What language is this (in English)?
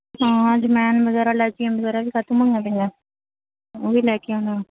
Punjabi